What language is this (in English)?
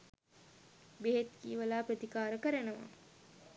Sinhala